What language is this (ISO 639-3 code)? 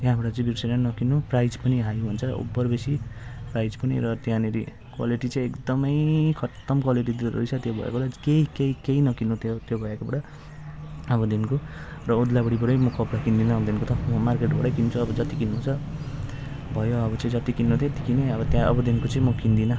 nep